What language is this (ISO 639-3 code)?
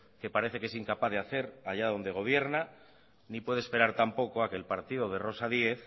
spa